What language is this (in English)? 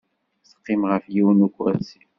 Kabyle